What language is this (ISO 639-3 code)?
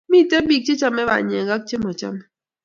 kln